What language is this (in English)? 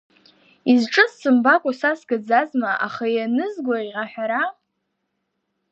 Abkhazian